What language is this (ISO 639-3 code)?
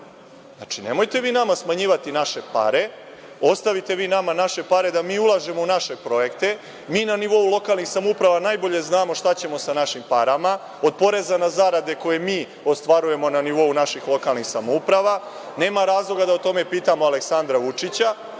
srp